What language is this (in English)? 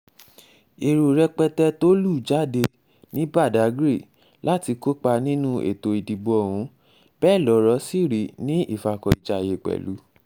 Yoruba